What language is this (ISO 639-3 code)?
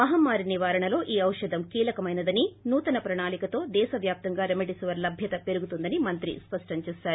tel